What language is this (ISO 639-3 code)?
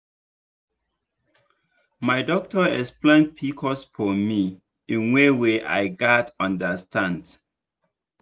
pcm